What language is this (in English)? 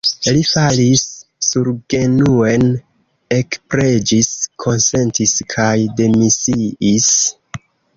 Esperanto